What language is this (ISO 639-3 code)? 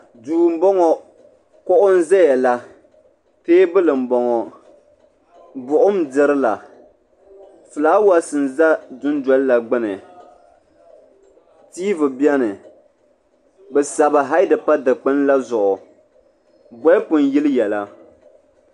dag